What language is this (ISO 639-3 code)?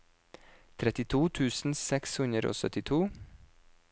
nor